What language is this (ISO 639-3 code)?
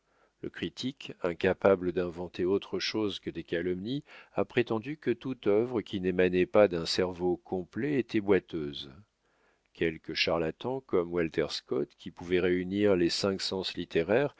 fra